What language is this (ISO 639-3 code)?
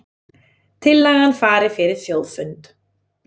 isl